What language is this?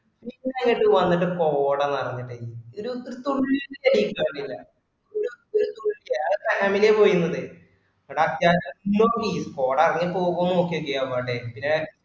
Malayalam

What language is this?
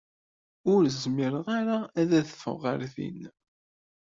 Kabyle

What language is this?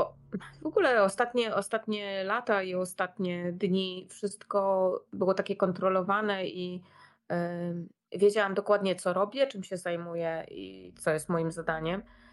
Polish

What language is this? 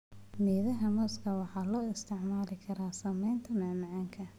Somali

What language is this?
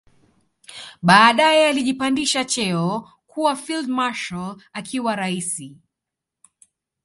Swahili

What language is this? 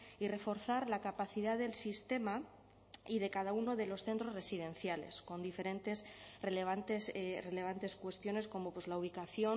Spanish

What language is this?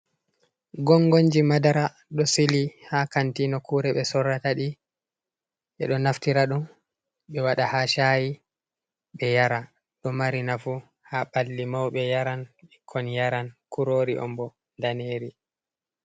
Fula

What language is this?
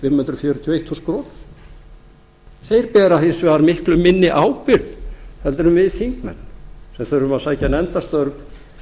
Icelandic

